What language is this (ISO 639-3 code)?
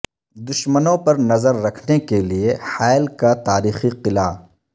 urd